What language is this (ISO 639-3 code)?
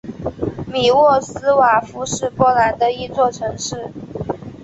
zho